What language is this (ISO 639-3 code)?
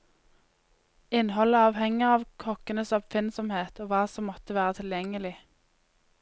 nor